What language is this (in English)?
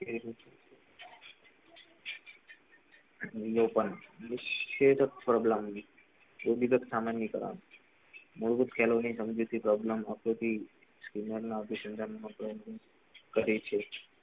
Gujarati